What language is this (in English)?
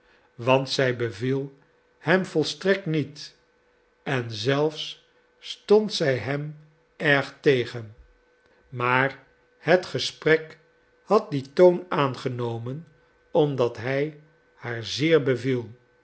Dutch